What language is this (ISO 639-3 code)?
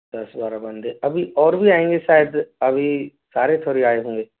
hin